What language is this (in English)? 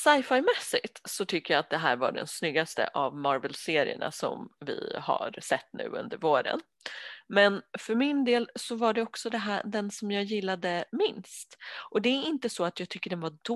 Swedish